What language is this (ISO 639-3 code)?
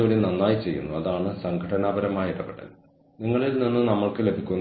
mal